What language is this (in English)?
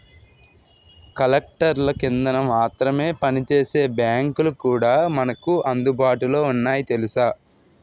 Telugu